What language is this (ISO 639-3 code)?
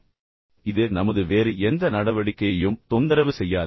tam